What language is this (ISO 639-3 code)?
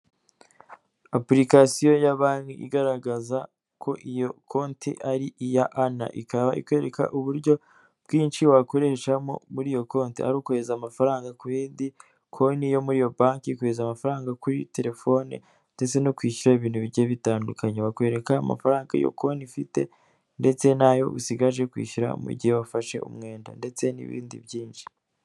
kin